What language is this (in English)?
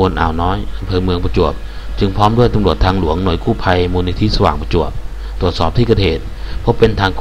Thai